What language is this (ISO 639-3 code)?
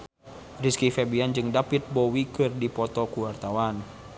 sun